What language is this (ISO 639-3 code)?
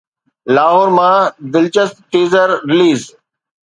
snd